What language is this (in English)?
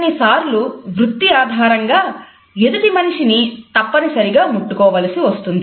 Telugu